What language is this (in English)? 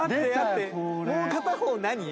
Japanese